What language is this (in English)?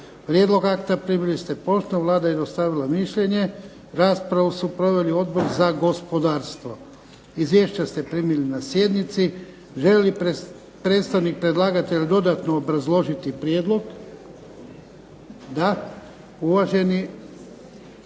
Croatian